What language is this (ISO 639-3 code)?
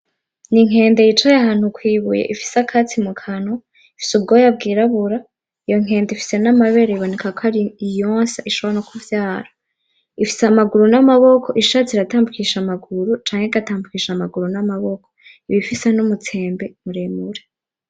run